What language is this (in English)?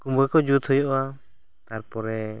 Santali